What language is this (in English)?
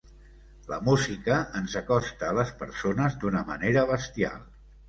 Catalan